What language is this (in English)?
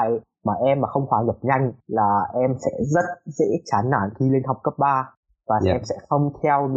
Vietnamese